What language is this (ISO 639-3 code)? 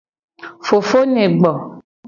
gej